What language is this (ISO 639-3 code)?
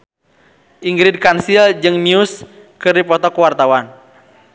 sun